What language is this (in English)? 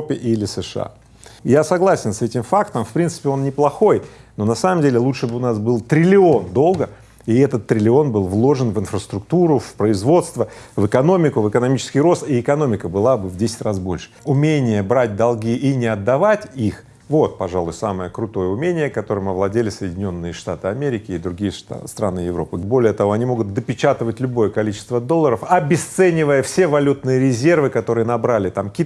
Russian